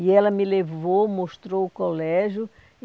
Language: Portuguese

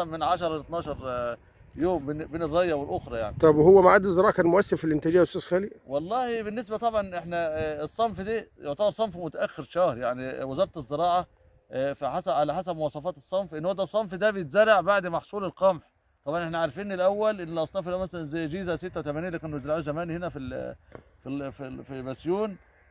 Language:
Arabic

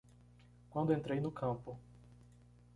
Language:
Portuguese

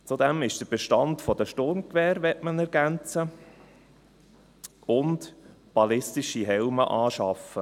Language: Swiss German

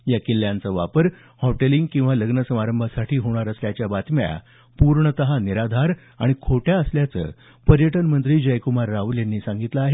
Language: Marathi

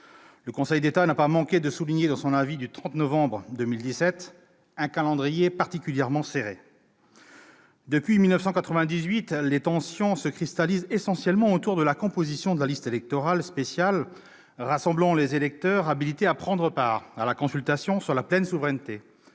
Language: French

